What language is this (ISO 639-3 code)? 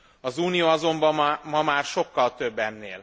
hun